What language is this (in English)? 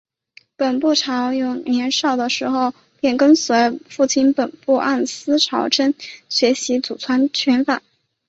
Chinese